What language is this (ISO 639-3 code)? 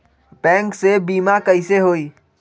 mag